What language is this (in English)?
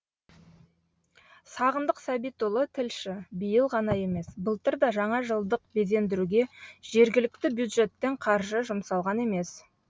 Kazakh